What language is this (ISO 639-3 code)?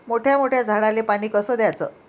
mar